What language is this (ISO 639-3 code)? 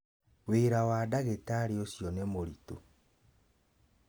kik